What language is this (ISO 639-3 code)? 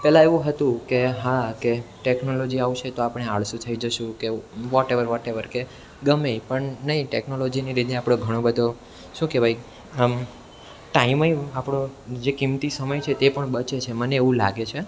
guj